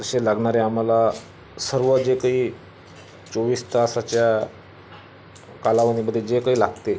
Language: Marathi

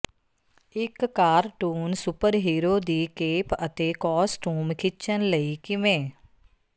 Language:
Punjabi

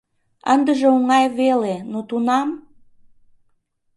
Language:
Mari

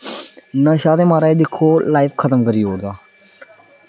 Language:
Dogri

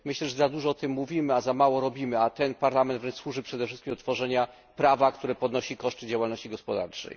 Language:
Polish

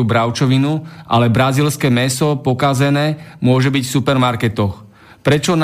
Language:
Slovak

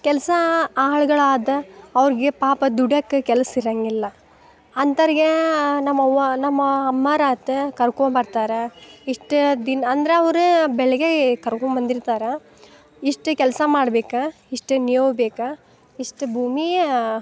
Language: Kannada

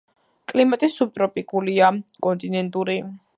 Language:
Georgian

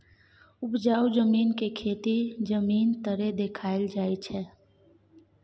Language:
Maithili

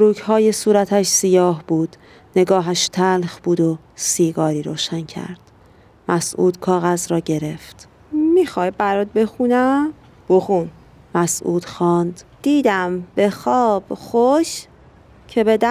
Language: Persian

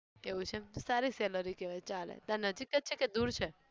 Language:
Gujarati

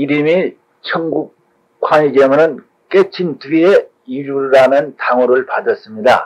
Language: Korean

